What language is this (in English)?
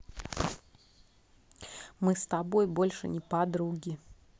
Russian